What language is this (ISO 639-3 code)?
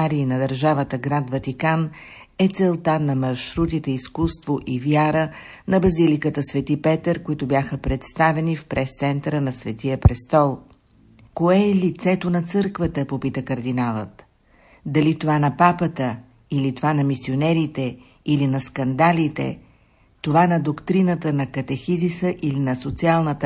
bul